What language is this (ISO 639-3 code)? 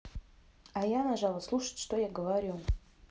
rus